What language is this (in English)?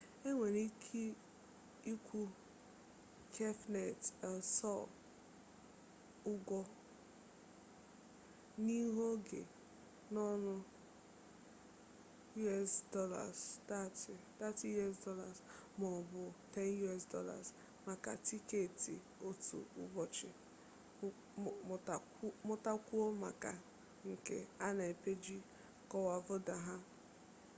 Igbo